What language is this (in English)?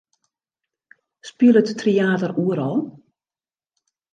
Western Frisian